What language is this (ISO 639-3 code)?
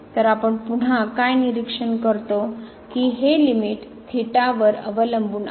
mar